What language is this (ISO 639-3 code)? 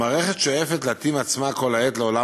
heb